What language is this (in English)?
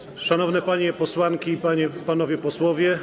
Polish